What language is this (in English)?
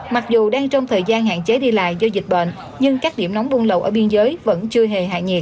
Vietnamese